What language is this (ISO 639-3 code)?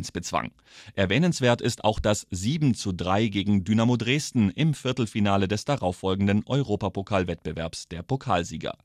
deu